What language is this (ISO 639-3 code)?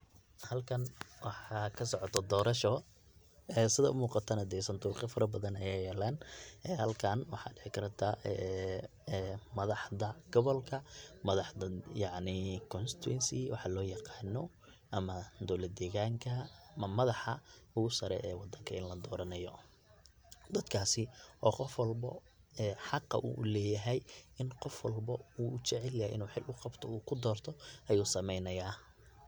som